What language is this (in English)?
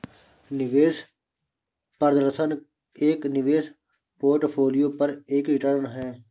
Hindi